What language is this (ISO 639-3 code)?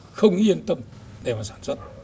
vie